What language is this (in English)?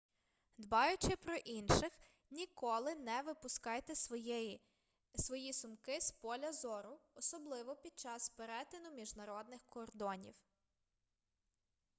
Ukrainian